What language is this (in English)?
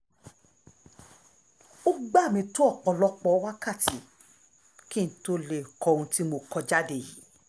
Yoruba